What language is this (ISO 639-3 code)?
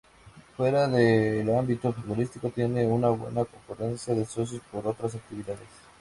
spa